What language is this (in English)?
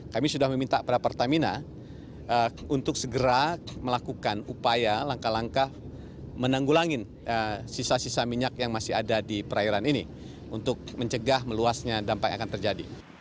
Indonesian